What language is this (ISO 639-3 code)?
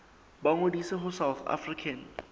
sot